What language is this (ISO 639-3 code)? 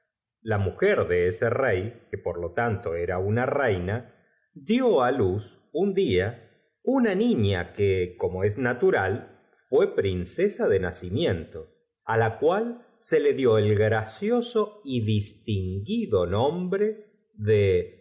spa